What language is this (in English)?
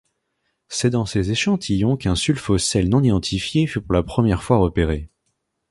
French